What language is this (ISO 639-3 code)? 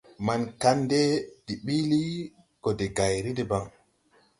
tui